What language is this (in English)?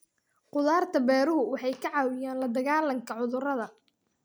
Somali